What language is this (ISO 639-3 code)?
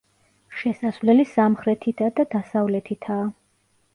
kat